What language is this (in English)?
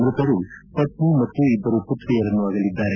Kannada